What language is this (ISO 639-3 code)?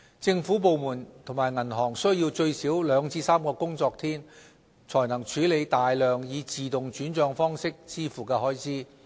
yue